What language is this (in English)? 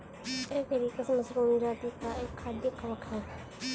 Hindi